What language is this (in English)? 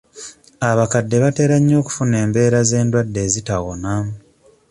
Ganda